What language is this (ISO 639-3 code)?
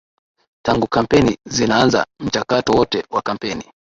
swa